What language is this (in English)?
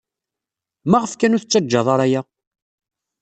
Kabyle